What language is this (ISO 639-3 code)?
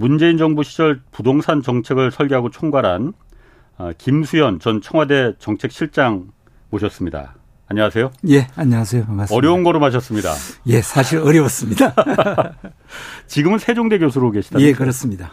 kor